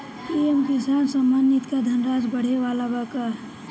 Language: Bhojpuri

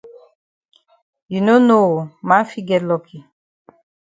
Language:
Cameroon Pidgin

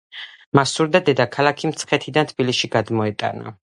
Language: Georgian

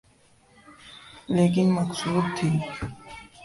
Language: Urdu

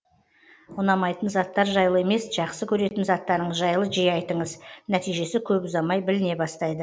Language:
Kazakh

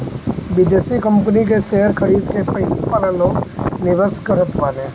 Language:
Bhojpuri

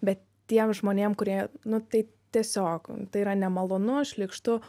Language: Lithuanian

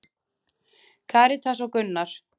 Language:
Icelandic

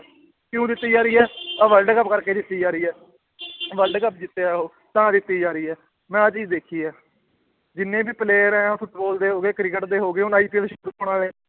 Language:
Punjabi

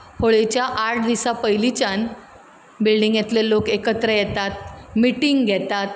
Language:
Konkani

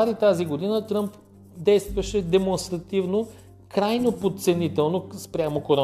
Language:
Bulgarian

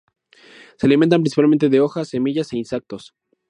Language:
Spanish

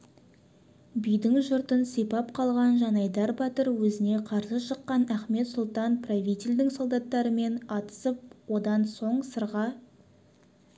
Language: Kazakh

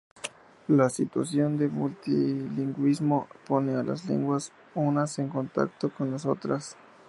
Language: Spanish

